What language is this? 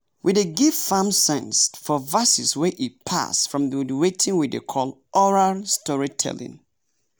Nigerian Pidgin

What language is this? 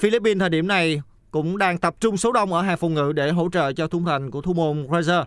Vietnamese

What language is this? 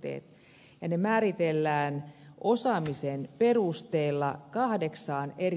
Finnish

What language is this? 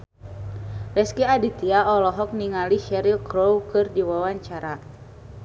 Sundanese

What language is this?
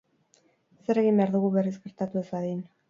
Basque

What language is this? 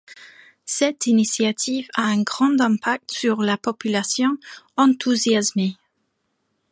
French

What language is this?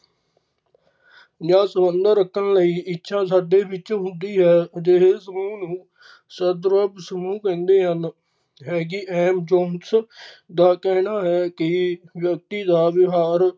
Punjabi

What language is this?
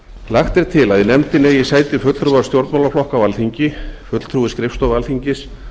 Icelandic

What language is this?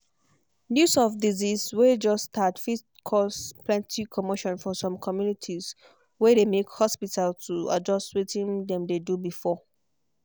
Nigerian Pidgin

